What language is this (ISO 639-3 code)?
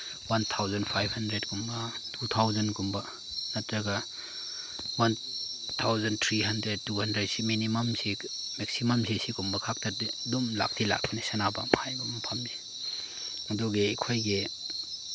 mni